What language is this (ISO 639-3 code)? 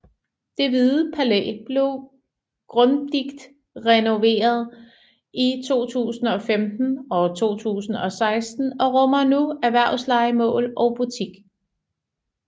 dan